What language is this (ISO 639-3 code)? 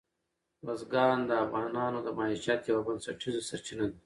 pus